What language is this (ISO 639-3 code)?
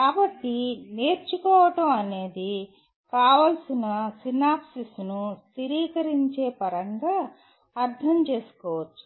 tel